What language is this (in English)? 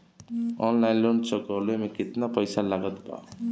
Bhojpuri